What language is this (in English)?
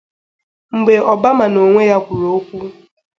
Igbo